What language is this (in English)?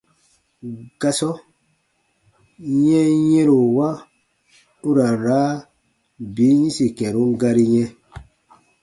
Baatonum